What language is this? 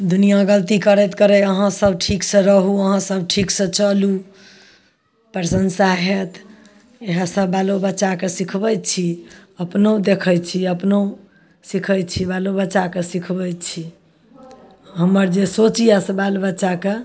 Maithili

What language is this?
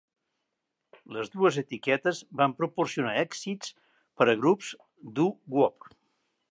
Catalan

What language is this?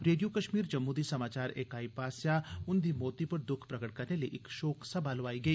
Dogri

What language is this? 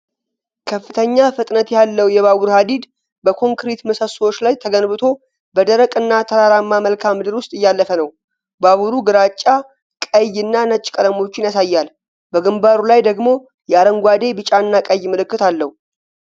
Amharic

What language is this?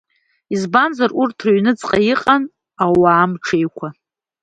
Abkhazian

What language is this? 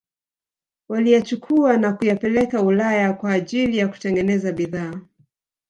Swahili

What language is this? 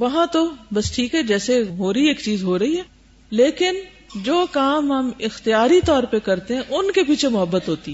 Urdu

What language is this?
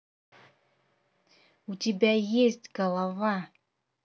Russian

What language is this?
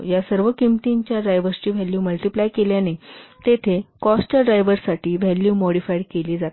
Marathi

